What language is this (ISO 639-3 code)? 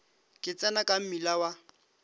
nso